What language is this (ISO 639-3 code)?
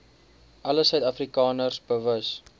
afr